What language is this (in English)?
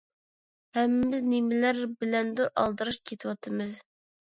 Uyghur